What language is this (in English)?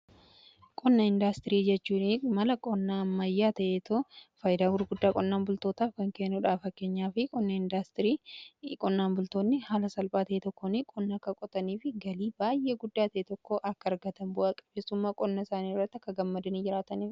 Oromo